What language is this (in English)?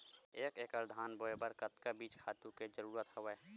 Chhattisgarhi